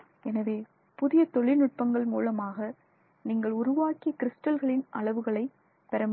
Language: Tamil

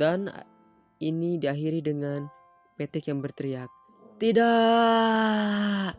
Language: Indonesian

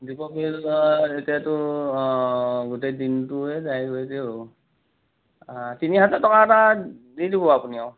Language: Assamese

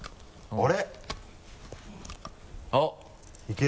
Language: Japanese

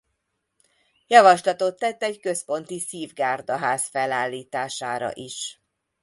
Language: Hungarian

